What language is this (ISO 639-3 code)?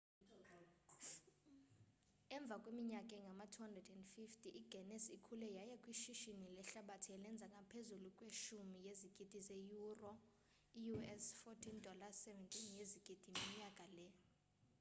xho